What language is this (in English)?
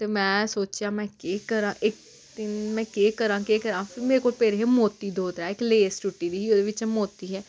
Dogri